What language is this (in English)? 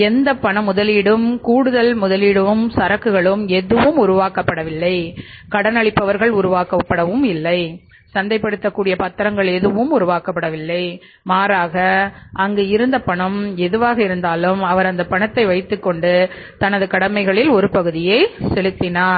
Tamil